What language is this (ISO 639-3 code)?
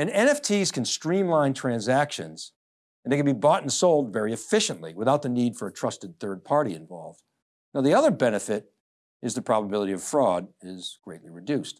eng